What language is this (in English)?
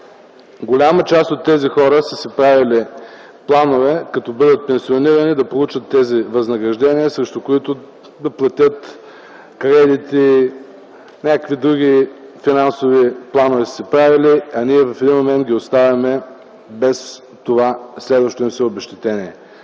Bulgarian